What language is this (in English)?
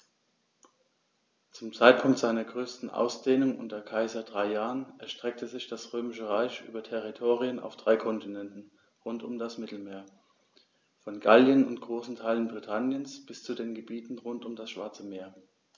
German